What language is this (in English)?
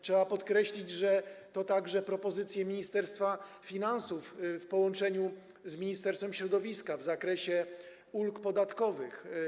Polish